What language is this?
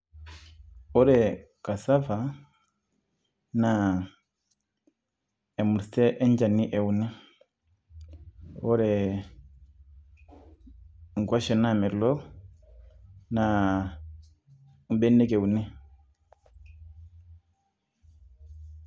Masai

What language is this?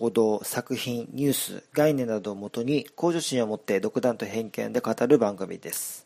Japanese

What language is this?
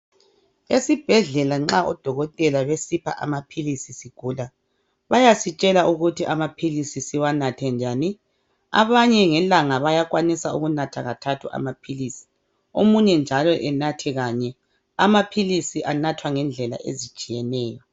North Ndebele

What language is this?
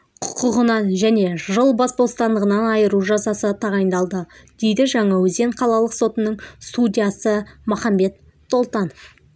Kazakh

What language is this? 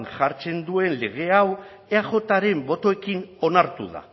Basque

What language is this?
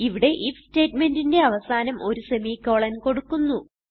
Malayalam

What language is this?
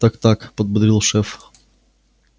Russian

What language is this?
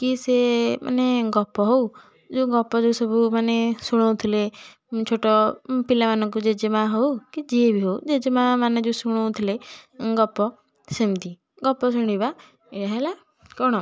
Odia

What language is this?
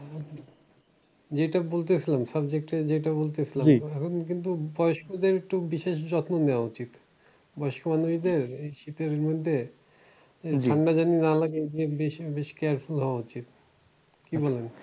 Bangla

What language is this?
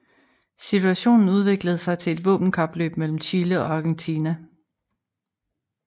Danish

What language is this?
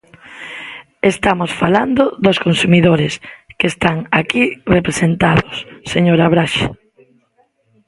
Galician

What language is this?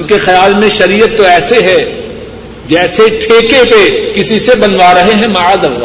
Urdu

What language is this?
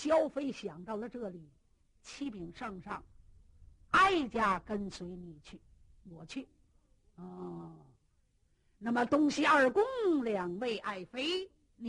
Chinese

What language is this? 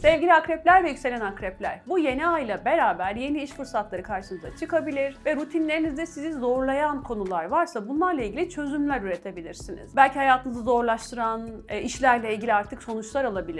Turkish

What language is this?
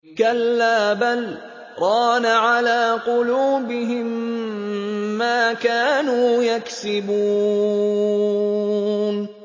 Arabic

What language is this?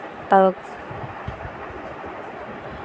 Santali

